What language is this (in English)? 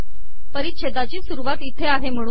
Marathi